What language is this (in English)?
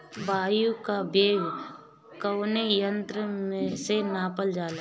Bhojpuri